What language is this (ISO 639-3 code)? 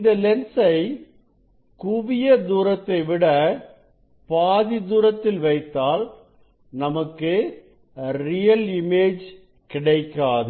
tam